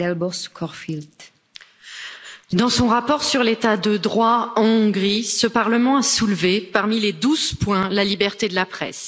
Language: French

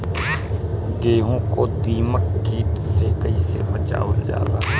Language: Bhojpuri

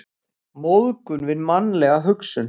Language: Icelandic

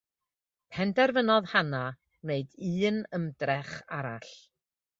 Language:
Welsh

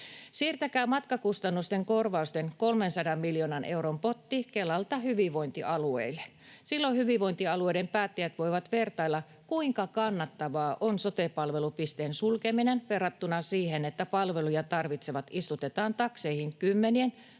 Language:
Finnish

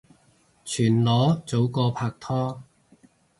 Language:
Cantonese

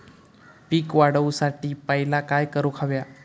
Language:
Marathi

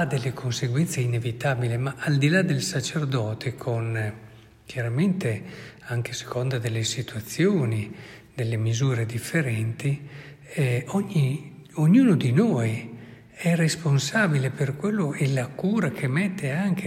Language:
Italian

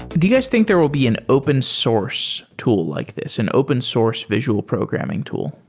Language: English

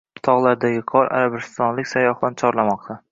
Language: Uzbek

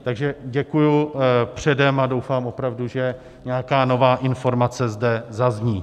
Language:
Czech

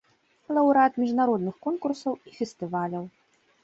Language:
Belarusian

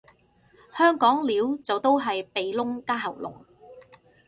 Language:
Cantonese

